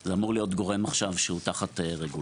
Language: Hebrew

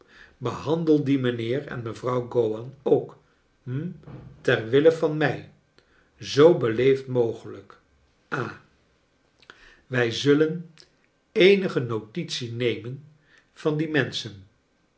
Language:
Dutch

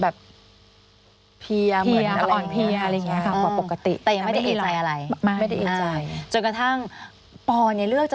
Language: Thai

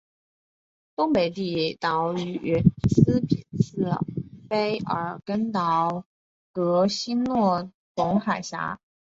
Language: Chinese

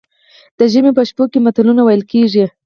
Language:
Pashto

